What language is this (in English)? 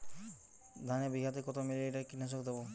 Bangla